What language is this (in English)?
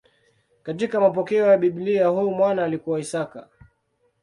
Swahili